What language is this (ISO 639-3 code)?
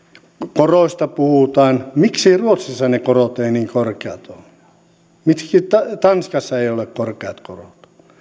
fin